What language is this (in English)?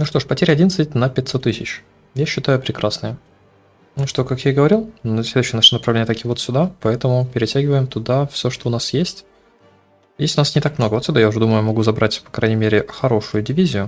Russian